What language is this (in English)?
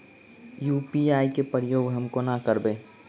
Maithili